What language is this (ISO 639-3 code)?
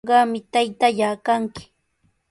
qws